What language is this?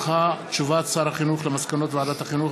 Hebrew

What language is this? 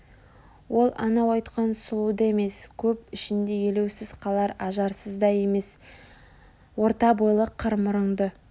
Kazakh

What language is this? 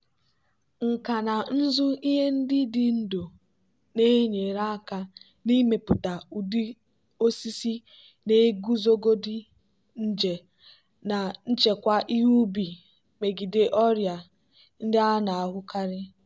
Igbo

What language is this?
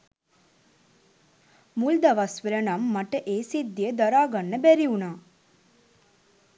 Sinhala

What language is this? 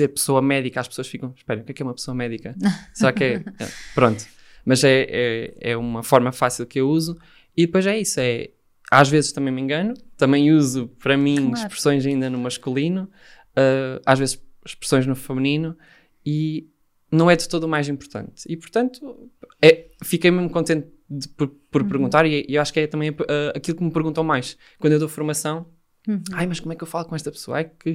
Portuguese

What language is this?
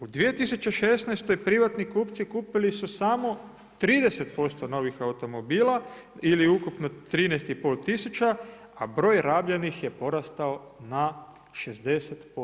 Croatian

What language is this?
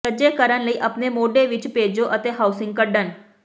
Punjabi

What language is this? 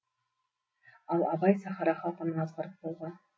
Kazakh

